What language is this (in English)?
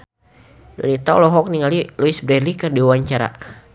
Sundanese